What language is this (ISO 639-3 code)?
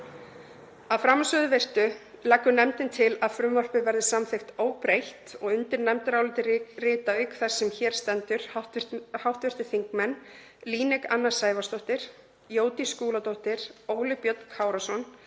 isl